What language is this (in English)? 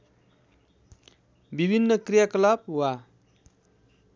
Nepali